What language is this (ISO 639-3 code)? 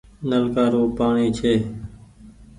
gig